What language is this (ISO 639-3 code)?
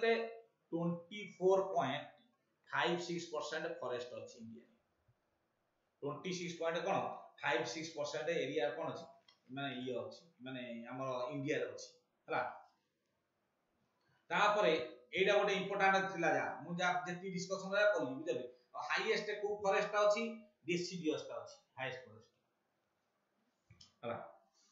ind